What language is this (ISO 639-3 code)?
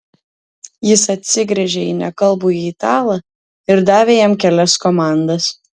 lit